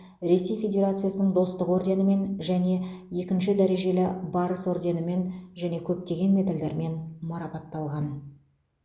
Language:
Kazakh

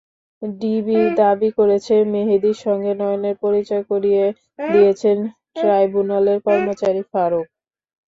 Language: Bangla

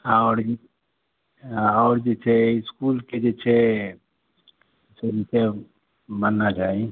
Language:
Maithili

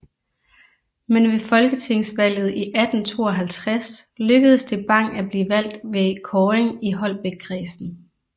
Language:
Danish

